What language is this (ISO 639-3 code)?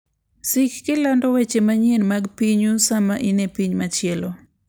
luo